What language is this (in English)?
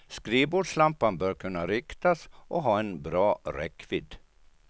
Swedish